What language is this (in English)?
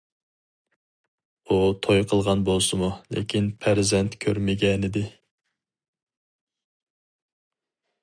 Uyghur